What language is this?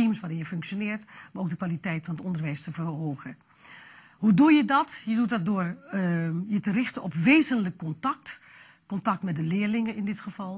Dutch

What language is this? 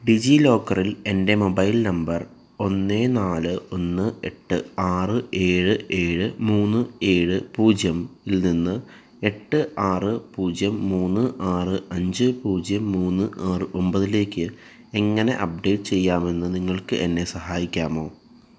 Malayalam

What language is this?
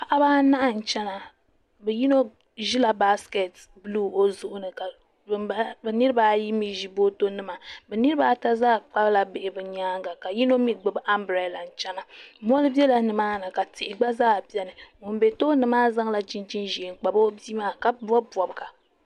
Dagbani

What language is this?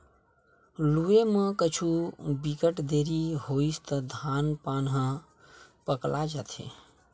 Chhattisgarhi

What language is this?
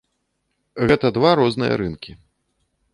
Belarusian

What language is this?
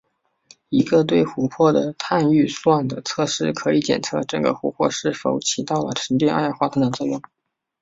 Chinese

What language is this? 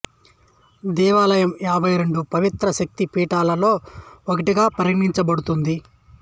Telugu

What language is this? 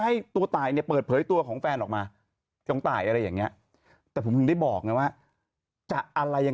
Thai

